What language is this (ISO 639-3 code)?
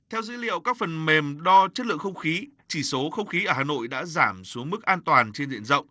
vie